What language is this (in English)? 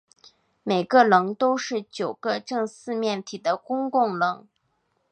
Chinese